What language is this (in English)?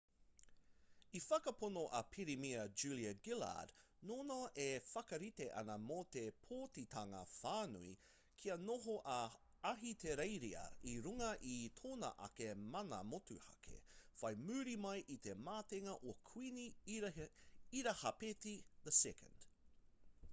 Māori